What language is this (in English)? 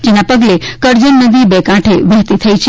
Gujarati